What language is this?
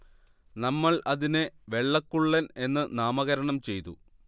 Malayalam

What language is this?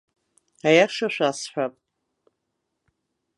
Abkhazian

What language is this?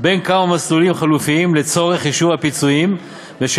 Hebrew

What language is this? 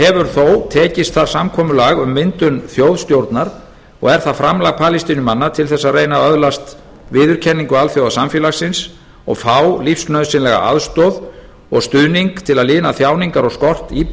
Icelandic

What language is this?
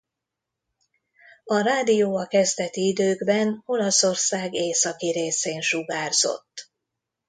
Hungarian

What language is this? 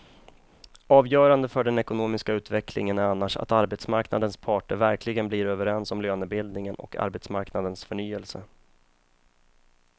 Swedish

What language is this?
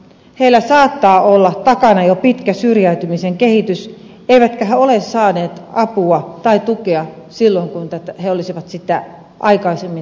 Finnish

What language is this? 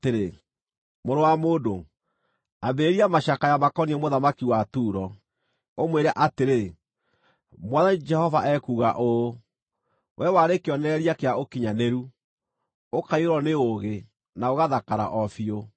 Kikuyu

